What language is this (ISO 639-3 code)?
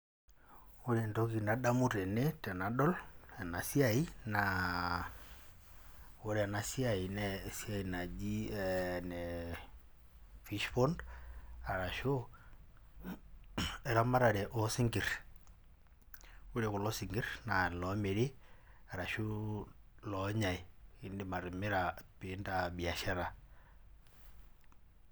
mas